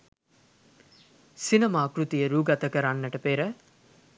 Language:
Sinhala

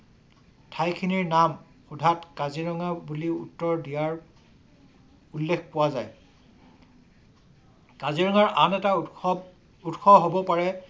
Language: Assamese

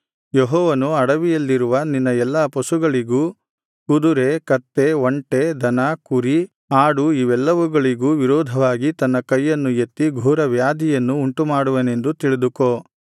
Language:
Kannada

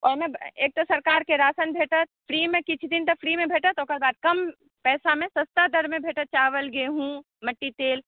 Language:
Maithili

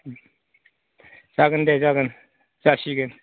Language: Bodo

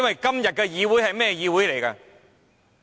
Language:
Cantonese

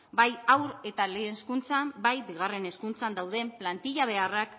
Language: Basque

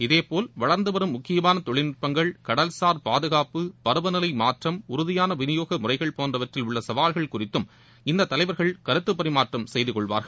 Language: Tamil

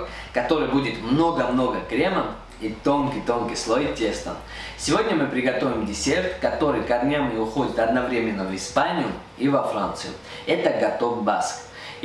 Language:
Russian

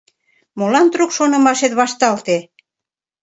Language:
Mari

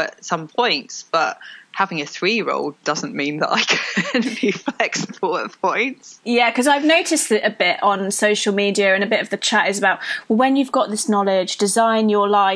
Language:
English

